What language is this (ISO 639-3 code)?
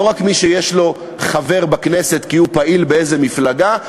heb